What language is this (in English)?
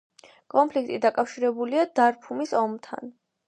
Georgian